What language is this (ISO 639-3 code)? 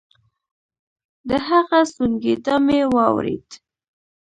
pus